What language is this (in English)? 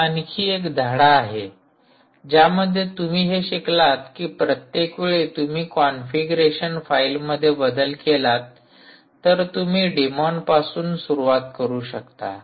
Marathi